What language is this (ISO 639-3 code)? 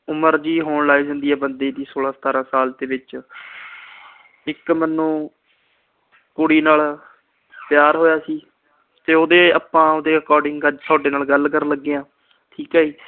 pan